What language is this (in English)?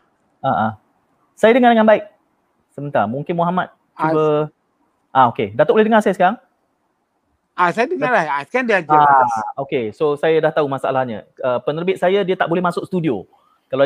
Malay